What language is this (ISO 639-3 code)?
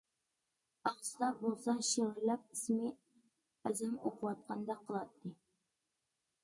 uig